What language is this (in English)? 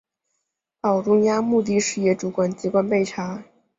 Chinese